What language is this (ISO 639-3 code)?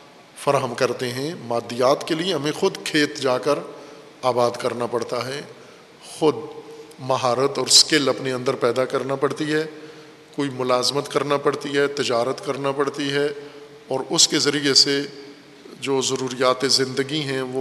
urd